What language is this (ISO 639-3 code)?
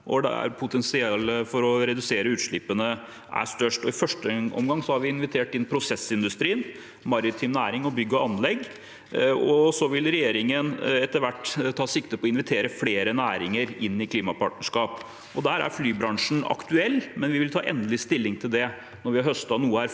nor